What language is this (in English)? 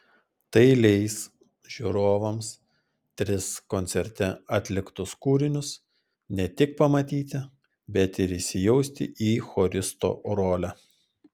Lithuanian